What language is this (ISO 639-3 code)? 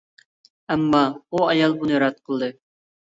uig